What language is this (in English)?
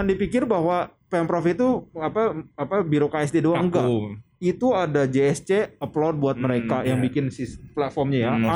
Indonesian